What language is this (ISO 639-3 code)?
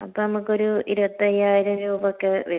mal